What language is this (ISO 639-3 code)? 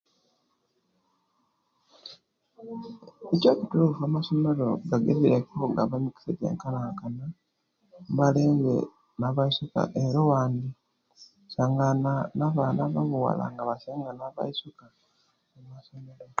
lke